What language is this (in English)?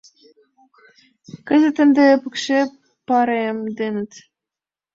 Mari